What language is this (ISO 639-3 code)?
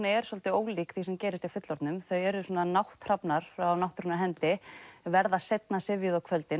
isl